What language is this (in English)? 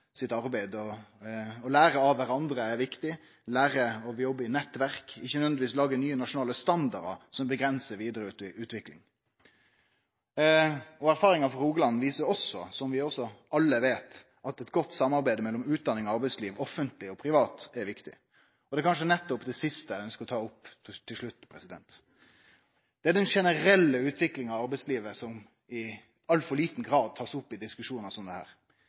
Norwegian Nynorsk